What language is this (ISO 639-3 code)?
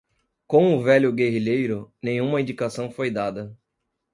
por